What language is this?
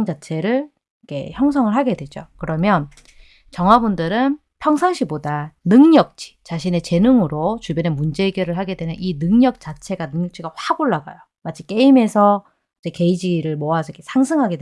Korean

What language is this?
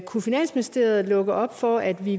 Danish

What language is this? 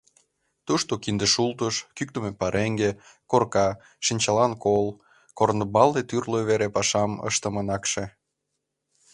Mari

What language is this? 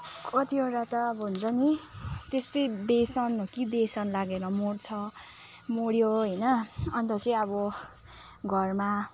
Nepali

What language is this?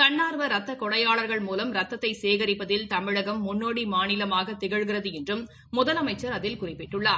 Tamil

